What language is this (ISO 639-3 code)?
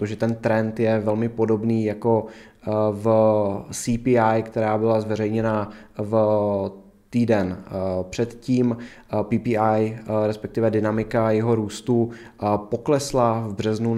ces